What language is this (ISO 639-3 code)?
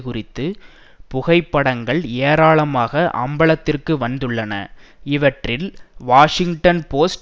tam